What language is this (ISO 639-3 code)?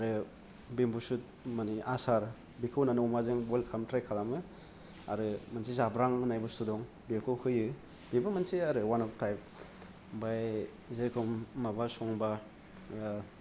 brx